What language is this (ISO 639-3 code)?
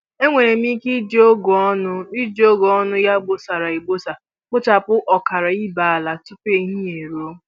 ibo